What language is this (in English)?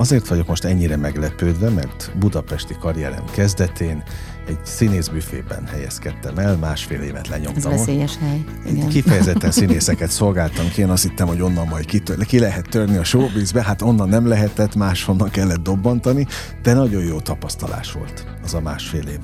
Hungarian